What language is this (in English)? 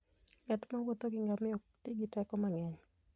Luo (Kenya and Tanzania)